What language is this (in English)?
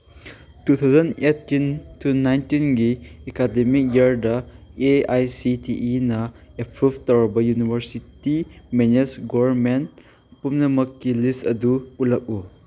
Manipuri